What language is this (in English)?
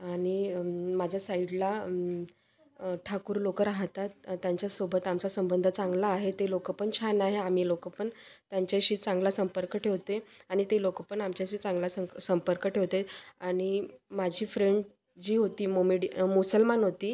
Marathi